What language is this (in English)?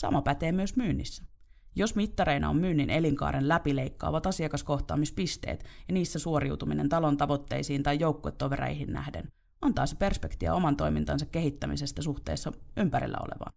Finnish